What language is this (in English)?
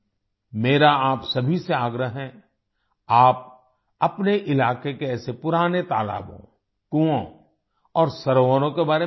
Hindi